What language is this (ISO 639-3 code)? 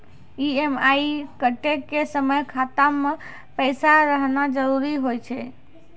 mai